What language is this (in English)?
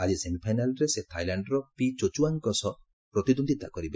Odia